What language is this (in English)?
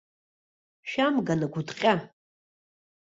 Abkhazian